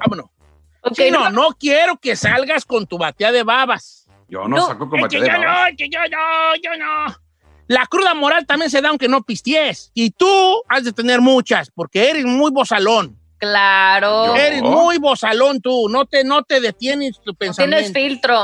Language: Spanish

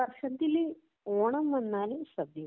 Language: Malayalam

